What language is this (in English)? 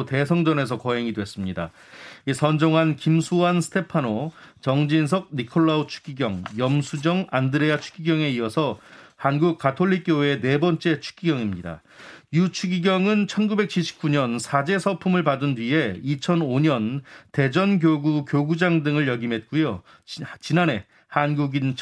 Korean